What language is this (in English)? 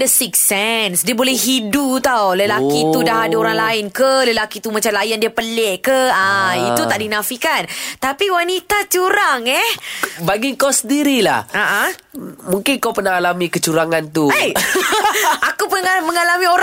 Malay